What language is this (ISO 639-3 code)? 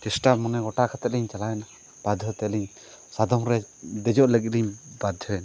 sat